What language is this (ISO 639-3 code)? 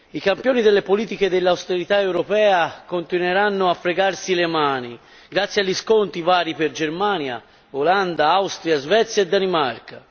ita